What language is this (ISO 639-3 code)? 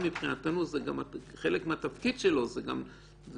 heb